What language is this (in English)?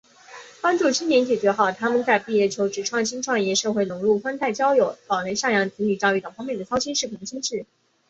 Chinese